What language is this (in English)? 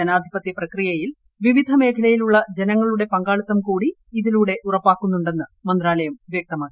Malayalam